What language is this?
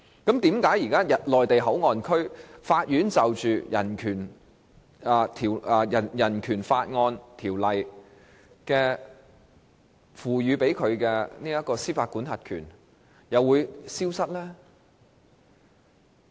Cantonese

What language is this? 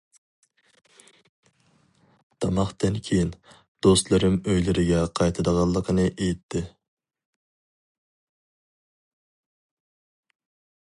Uyghur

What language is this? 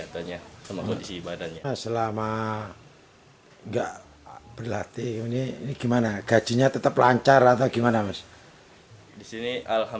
Indonesian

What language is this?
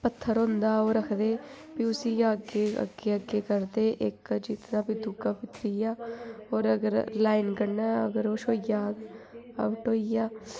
Dogri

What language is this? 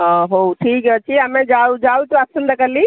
Odia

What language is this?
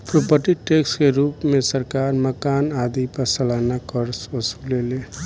Bhojpuri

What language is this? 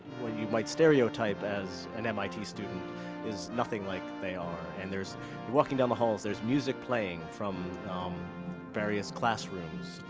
English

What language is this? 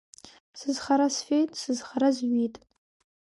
Abkhazian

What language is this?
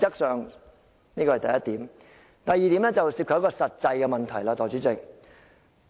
Cantonese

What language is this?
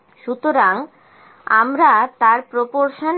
Bangla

